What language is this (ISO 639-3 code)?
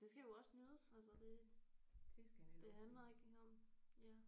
dan